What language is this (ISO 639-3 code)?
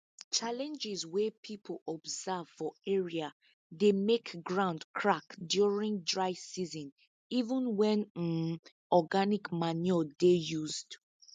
pcm